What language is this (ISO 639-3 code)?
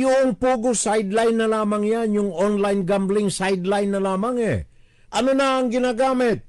fil